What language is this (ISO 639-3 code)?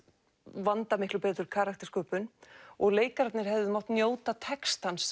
isl